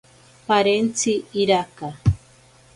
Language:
Ashéninka Perené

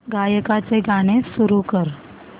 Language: Marathi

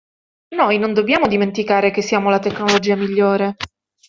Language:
Italian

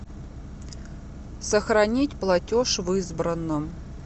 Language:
Russian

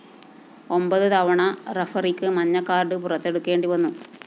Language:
Malayalam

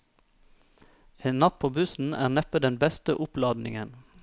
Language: Norwegian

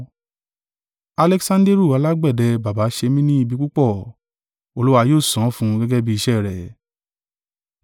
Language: Yoruba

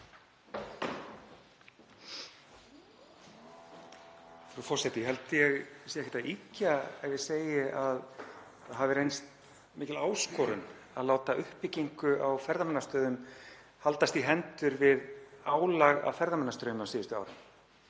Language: Icelandic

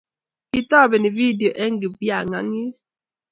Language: Kalenjin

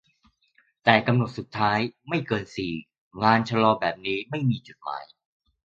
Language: Thai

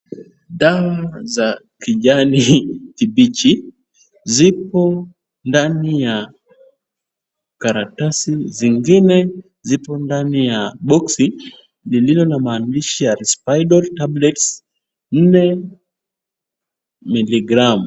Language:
Swahili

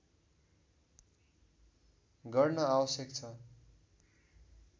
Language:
Nepali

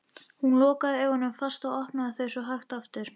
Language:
Icelandic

